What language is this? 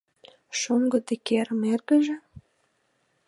Mari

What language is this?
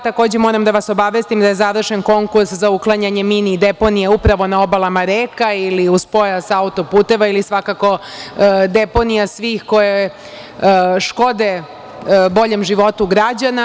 Serbian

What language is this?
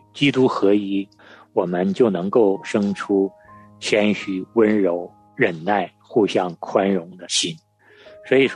Chinese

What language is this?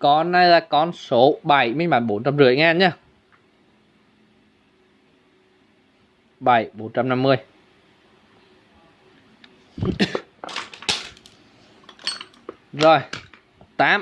Vietnamese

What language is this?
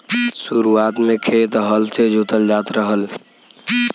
Bhojpuri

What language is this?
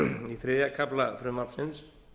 Icelandic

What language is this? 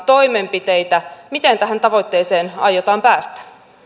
Finnish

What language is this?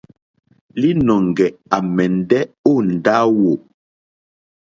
Mokpwe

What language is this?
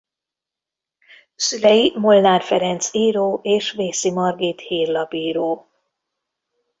Hungarian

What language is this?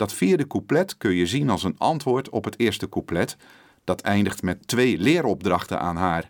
Dutch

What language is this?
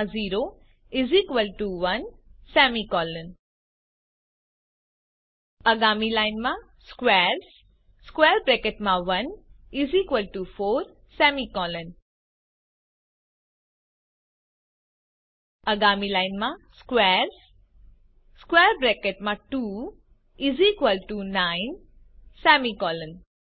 Gujarati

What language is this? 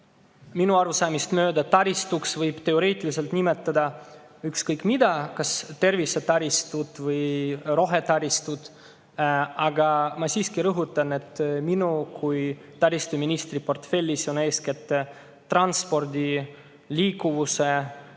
Estonian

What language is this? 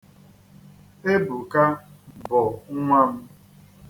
Igbo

